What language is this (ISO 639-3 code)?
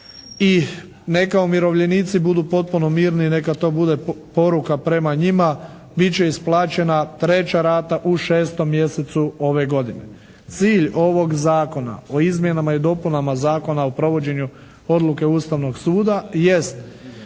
hrv